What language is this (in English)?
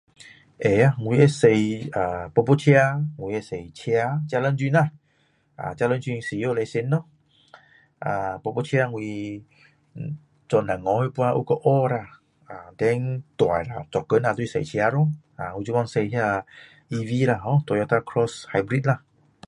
Min Dong Chinese